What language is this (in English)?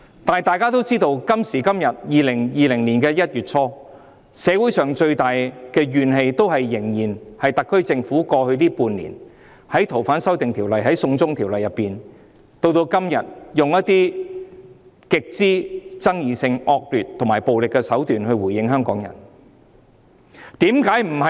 Cantonese